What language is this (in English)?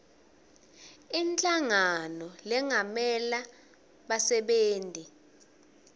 Swati